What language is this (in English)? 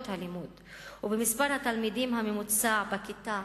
Hebrew